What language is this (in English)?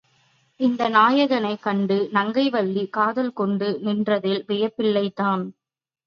Tamil